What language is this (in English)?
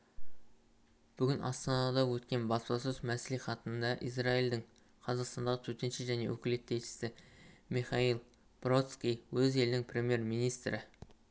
Kazakh